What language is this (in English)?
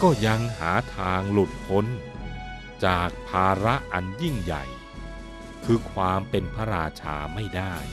Thai